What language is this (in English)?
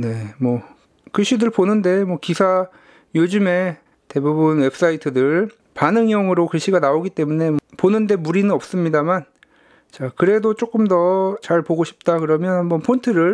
Korean